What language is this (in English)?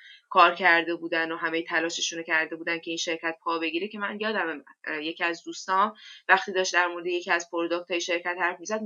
Persian